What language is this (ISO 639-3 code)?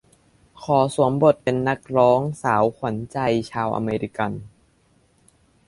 tha